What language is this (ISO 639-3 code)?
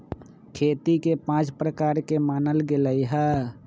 mag